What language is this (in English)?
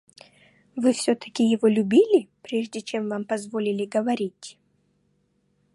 Russian